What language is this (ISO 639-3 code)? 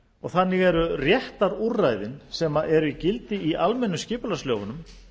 isl